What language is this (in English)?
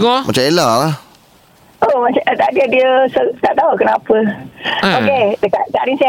Malay